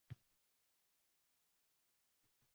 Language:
Uzbek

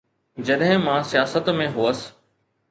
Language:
Sindhi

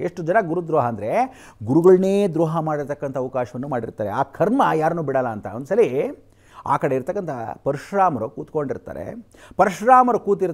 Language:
Kannada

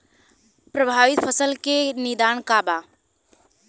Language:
Bhojpuri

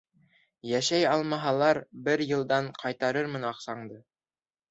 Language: Bashkir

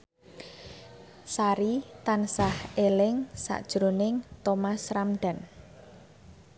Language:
Javanese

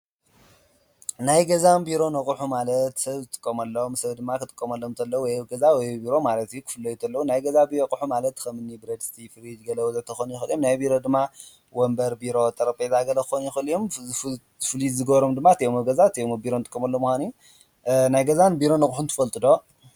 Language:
Tigrinya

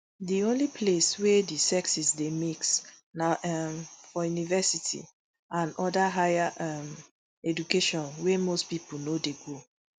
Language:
Nigerian Pidgin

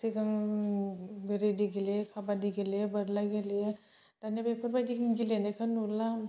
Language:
Bodo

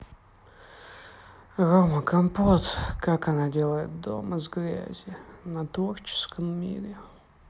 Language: Russian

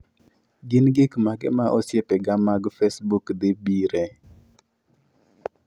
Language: Luo (Kenya and Tanzania)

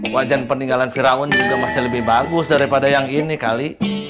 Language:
Indonesian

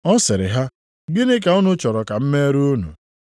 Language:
Igbo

